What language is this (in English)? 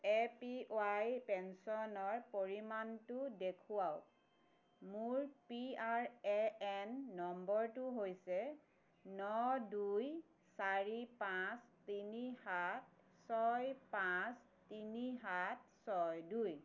Assamese